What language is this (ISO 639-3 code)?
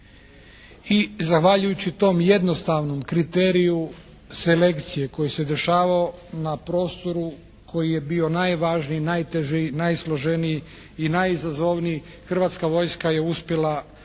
hrv